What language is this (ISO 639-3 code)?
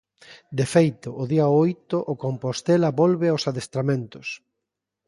glg